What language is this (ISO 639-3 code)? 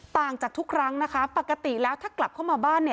tha